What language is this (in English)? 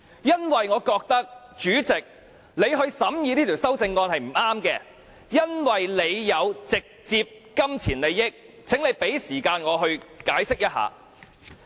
Cantonese